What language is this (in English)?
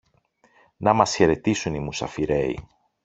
Greek